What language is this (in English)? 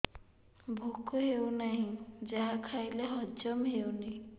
Odia